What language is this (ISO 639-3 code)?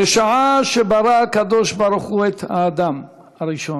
heb